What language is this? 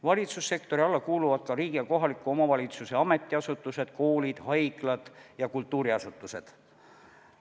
Estonian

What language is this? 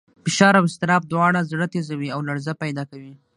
Pashto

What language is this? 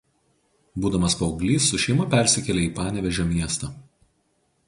Lithuanian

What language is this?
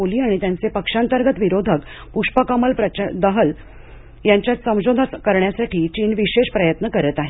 Marathi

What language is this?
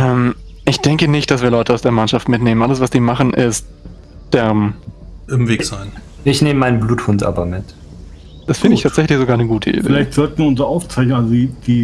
German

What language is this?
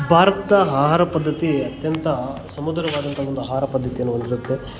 Kannada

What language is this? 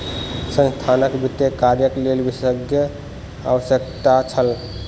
Maithili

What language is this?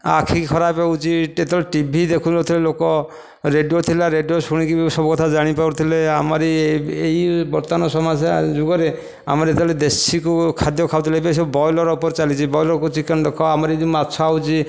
Odia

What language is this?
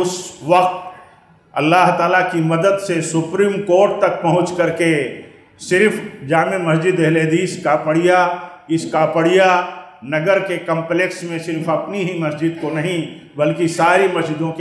Hindi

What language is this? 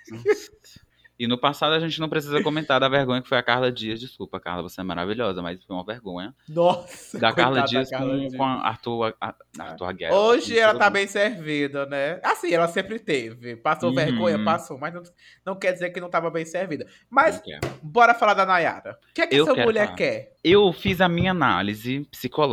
Portuguese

